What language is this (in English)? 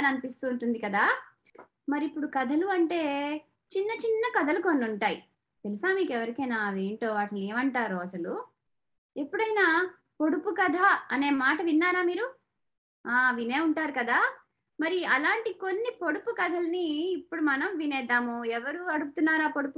Telugu